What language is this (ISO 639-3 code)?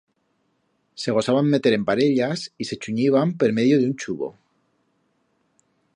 arg